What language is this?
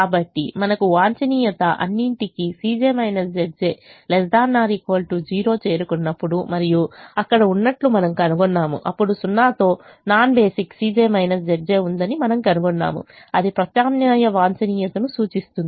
Telugu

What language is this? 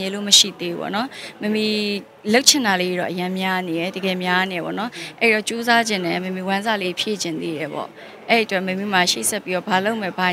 Thai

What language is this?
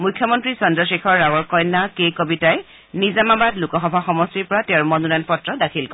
Assamese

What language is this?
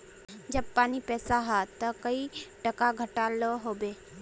Magahi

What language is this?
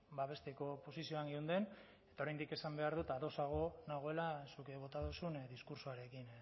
Basque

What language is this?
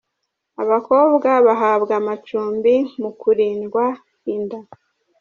Kinyarwanda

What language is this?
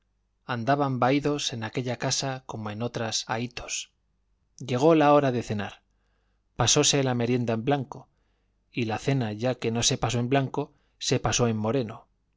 Spanish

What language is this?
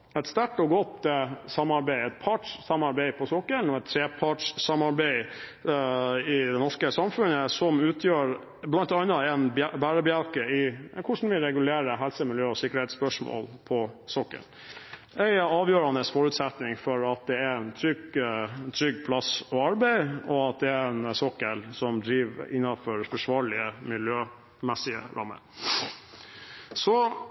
Norwegian Bokmål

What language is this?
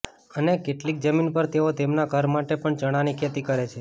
Gujarati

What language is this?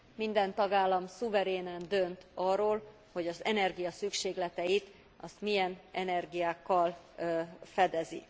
Hungarian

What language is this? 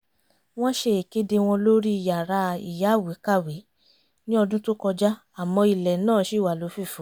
Yoruba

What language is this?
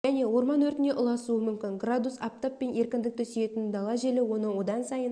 Kazakh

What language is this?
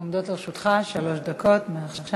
Hebrew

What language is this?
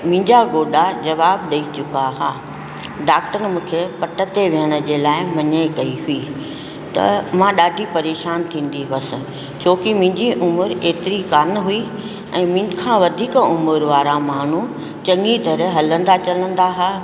Sindhi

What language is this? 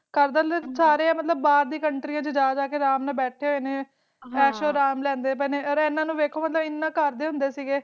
Punjabi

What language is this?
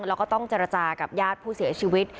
Thai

